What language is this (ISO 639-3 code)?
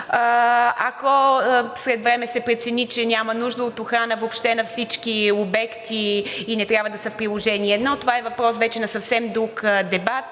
bul